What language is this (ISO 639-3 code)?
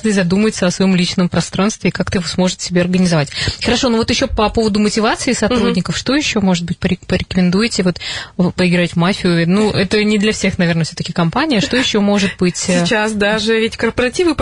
rus